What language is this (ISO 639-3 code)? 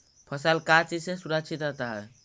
mag